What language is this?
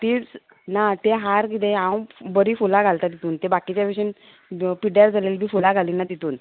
Konkani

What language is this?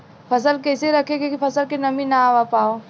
Bhojpuri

